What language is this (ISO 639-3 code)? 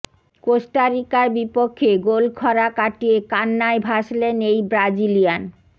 ben